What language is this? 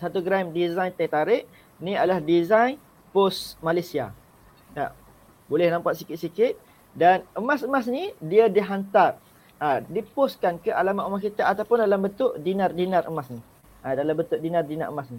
Malay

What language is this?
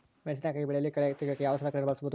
Kannada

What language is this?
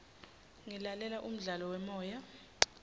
Swati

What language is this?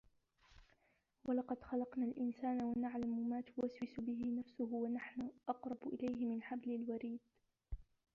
Arabic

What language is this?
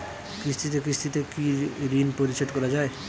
Bangla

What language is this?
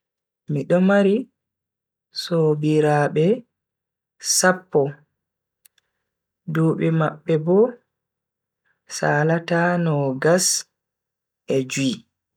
Bagirmi Fulfulde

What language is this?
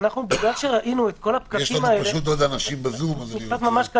Hebrew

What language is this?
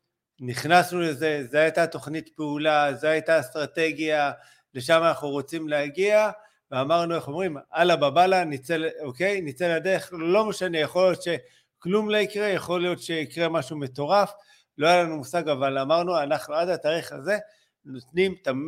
Hebrew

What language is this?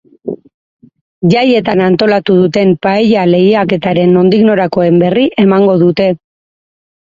Basque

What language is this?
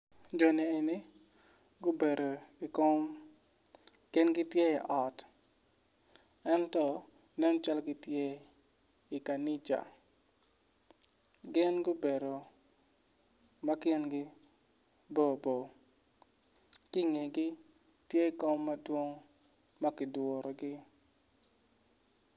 Acoli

